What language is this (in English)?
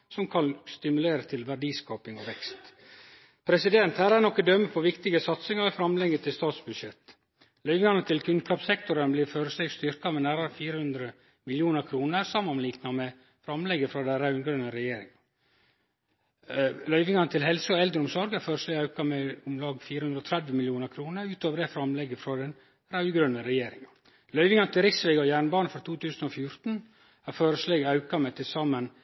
Norwegian Nynorsk